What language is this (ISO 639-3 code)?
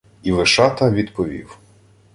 ukr